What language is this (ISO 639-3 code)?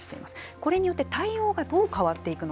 jpn